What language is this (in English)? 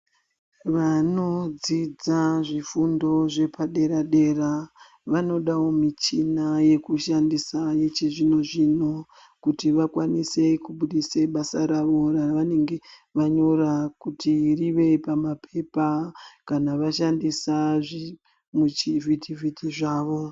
Ndau